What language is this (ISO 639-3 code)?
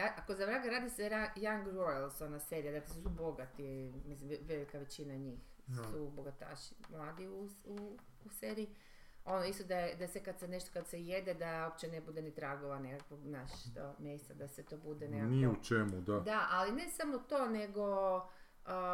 hrv